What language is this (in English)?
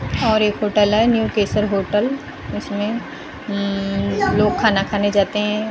Hindi